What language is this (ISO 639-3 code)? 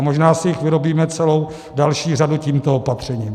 ces